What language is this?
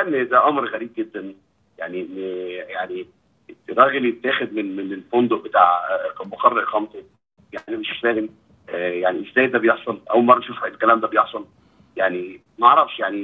Arabic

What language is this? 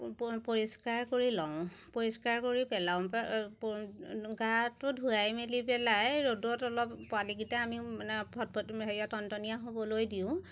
Assamese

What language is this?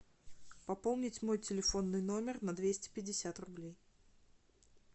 Russian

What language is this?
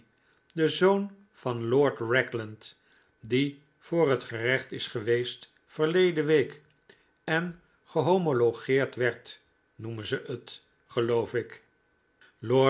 Dutch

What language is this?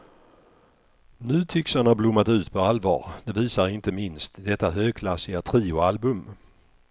Swedish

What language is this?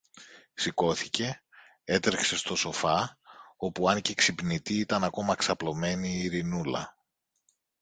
Greek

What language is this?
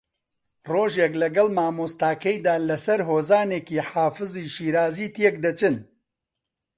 Central Kurdish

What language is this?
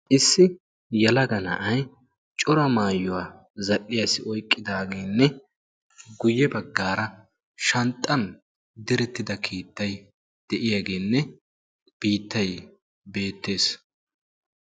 Wolaytta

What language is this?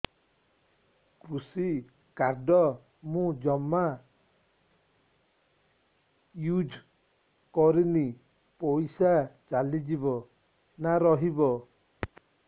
Odia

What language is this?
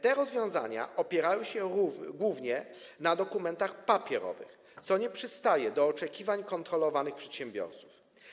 Polish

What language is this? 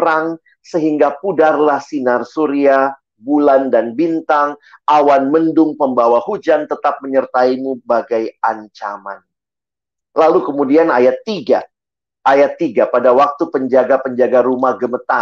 Indonesian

